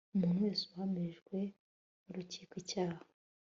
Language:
Kinyarwanda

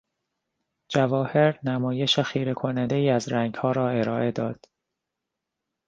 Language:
Persian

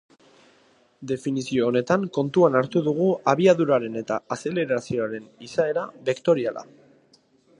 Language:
Basque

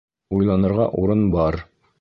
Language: Bashkir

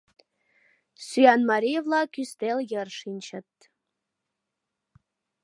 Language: Mari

